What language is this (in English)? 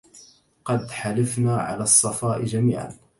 Arabic